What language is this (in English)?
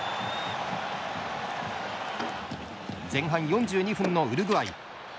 Japanese